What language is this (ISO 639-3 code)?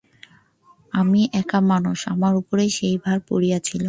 ben